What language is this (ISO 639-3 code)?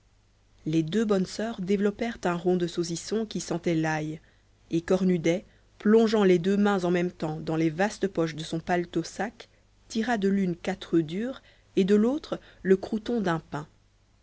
fra